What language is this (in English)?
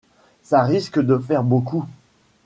French